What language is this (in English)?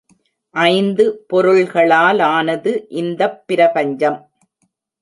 Tamil